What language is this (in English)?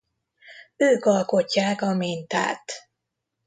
Hungarian